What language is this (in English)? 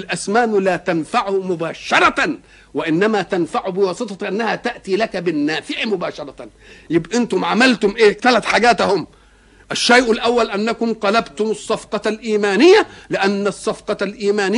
Arabic